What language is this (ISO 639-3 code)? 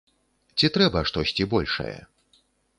bel